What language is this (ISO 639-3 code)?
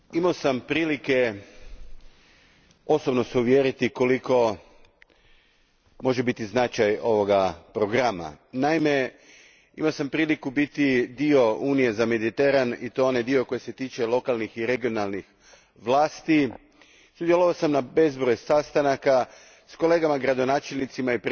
hrv